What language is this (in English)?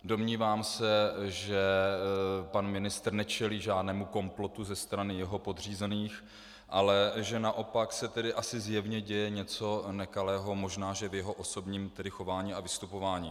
Czech